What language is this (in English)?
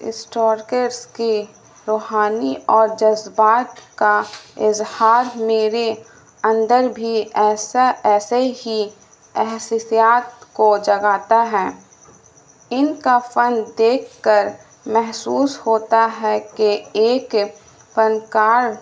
Urdu